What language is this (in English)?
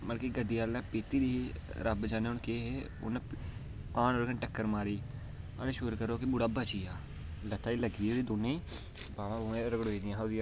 Dogri